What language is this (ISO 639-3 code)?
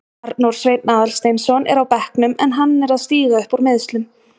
isl